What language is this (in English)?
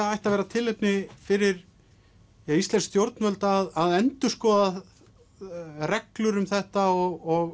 Icelandic